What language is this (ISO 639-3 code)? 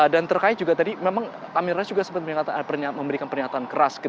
ind